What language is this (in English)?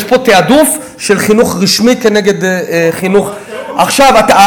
Hebrew